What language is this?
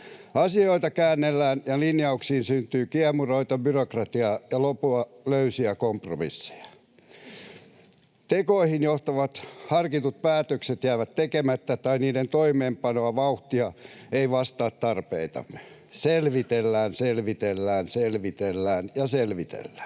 Finnish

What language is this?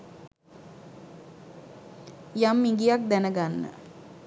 Sinhala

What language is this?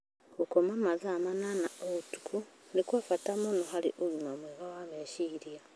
Kikuyu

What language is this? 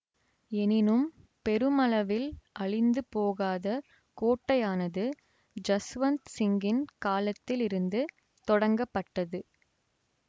Tamil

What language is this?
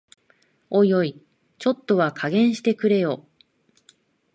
Japanese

